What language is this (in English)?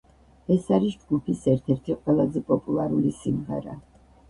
Georgian